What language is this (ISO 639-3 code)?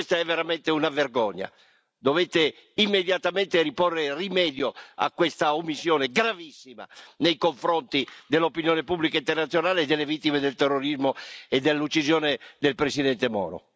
ita